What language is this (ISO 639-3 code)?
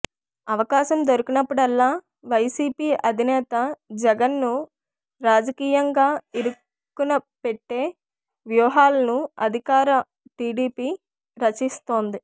tel